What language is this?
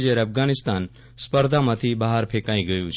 Gujarati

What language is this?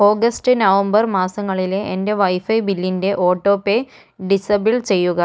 Malayalam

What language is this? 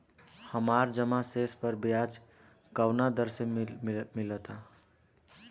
Bhojpuri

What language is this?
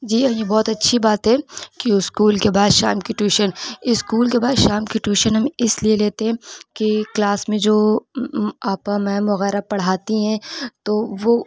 Urdu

